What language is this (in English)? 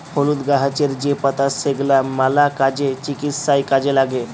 Bangla